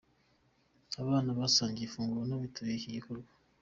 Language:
Kinyarwanda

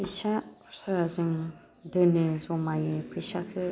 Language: Bodo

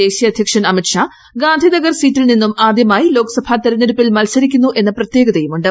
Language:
Malayalam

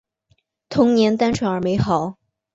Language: Chinese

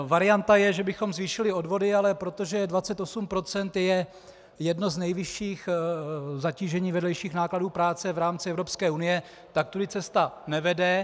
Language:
Czech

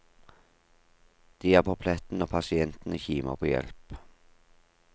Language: Norwegian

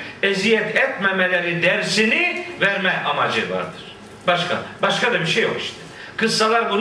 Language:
Turkish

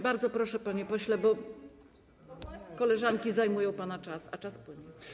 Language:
Polish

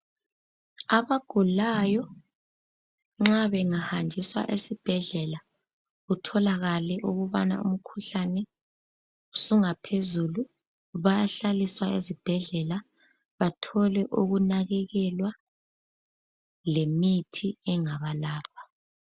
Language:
North Ndebele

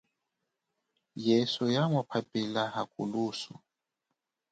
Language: Chokwe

